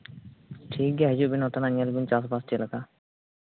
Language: Santali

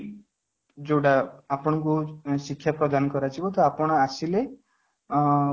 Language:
Odia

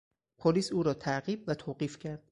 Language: Persian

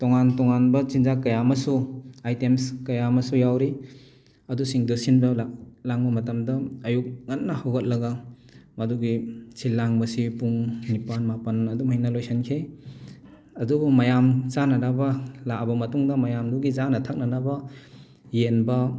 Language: Manipuri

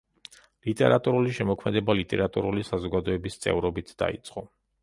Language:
Georgian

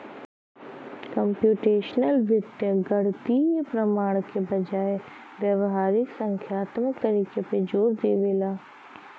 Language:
Bhojpuri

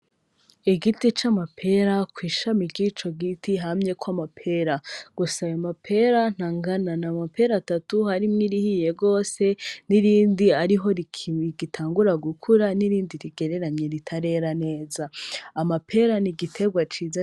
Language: Rundi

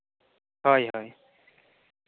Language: Santali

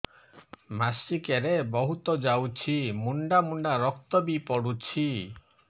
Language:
Odia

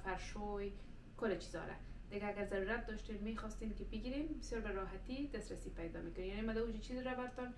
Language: Persian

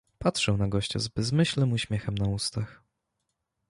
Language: Polish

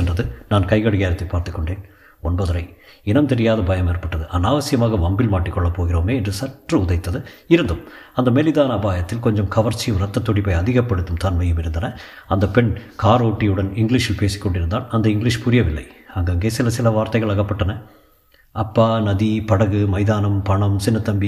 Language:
Tamil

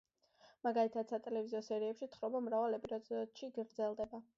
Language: Georgian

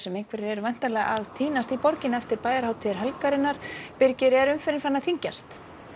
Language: Icelandic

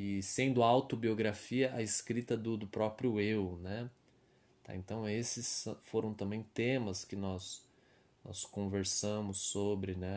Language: Portuguese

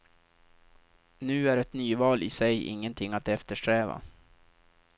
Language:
Swedish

